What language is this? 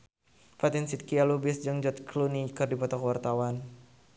Sundanese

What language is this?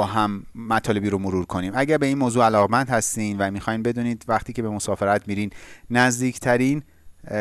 Persian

